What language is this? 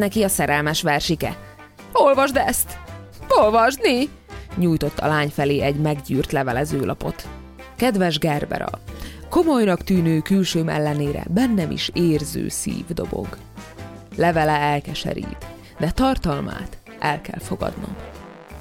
Hungarian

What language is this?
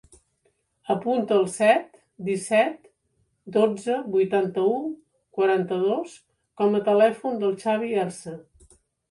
Catalan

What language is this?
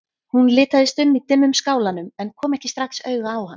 Icelandic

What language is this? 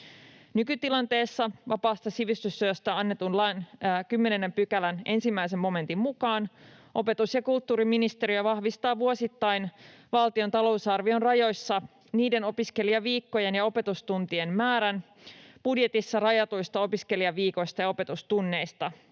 Finnish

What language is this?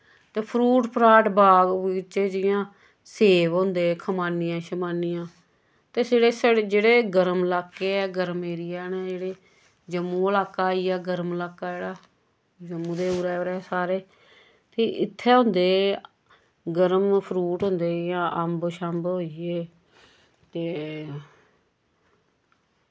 Dogri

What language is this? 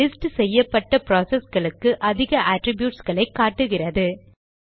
Tamil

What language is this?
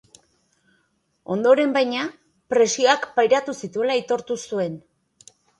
Basque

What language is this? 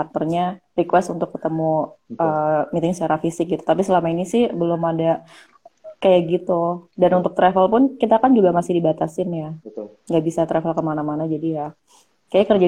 Indonesian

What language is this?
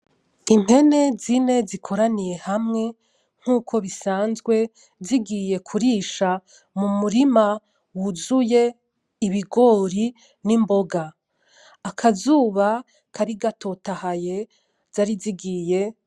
Rundi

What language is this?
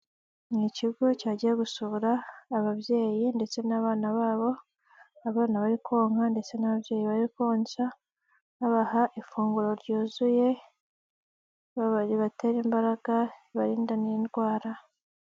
Kinyarwanda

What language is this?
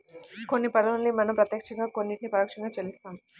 Telugu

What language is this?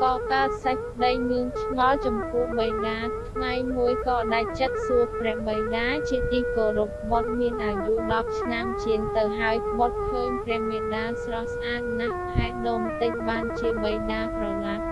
Khmer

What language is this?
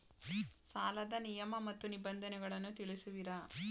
Kannada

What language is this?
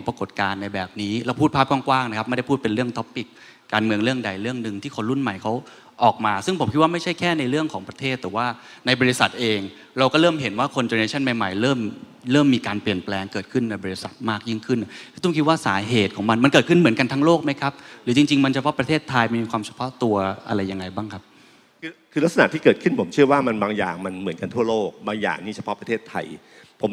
Thai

